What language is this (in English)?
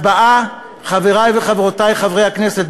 Hebrew